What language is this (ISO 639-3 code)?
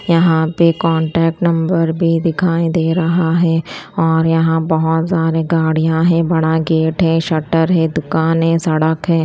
hin